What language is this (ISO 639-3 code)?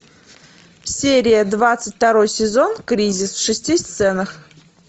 rus